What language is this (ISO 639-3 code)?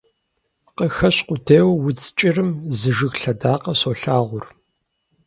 kbd